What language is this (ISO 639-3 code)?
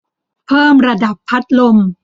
tha